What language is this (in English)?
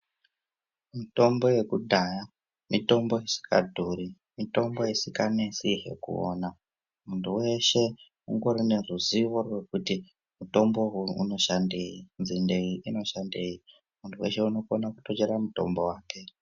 Ndau